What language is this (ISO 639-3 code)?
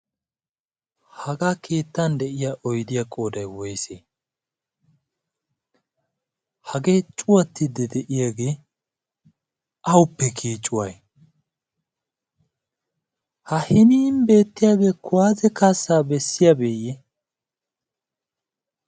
wal